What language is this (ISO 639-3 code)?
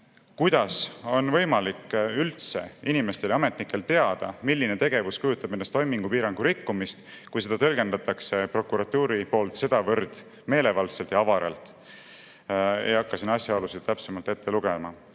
est